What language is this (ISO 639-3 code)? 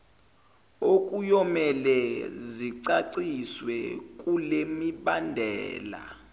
zul